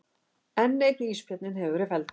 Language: Icelandic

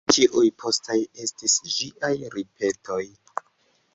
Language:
Esperanto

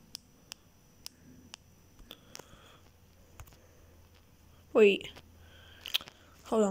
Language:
English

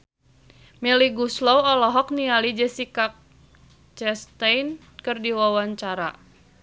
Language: Sundanese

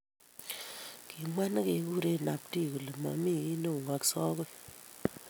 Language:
Kalenjin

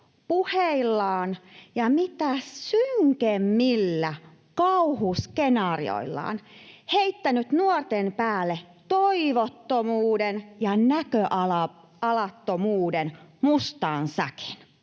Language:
Finnish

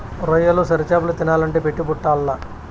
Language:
Telugu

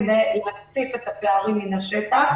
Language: Hebrew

